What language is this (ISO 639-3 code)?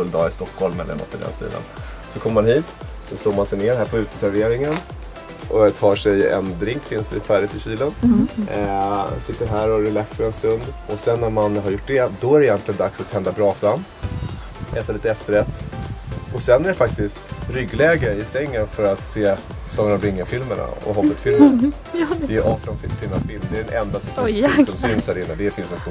swe